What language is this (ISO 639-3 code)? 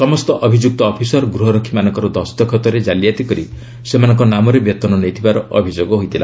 ori